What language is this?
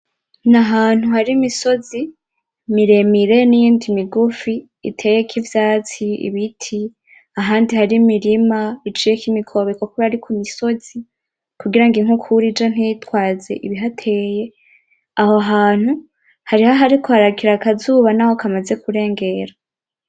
Rundi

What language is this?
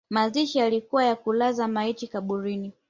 Swahili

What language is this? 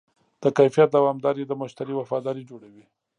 Pashto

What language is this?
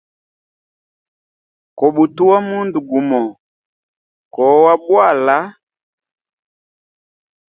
Hemba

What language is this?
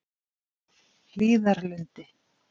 Icelandic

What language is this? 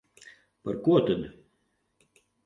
Latvian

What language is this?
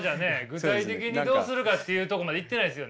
Japanese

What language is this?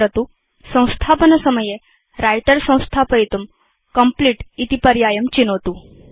Sanskrit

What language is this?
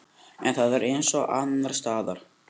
Icelandic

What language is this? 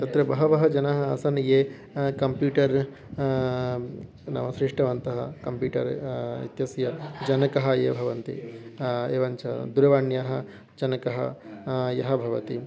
Sanskrit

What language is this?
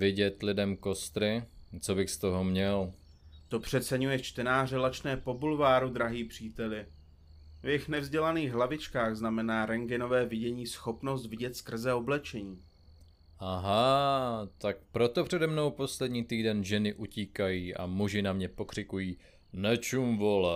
Czech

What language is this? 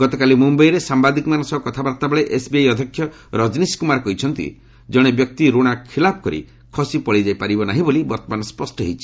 Odia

